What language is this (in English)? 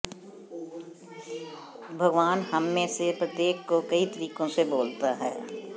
Hindi